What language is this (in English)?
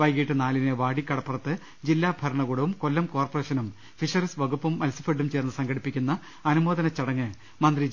Malayalam